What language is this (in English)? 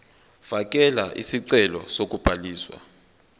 Zulu